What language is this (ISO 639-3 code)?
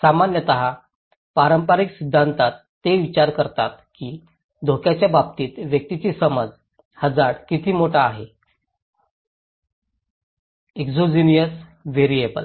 mar